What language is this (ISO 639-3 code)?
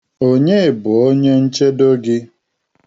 ibo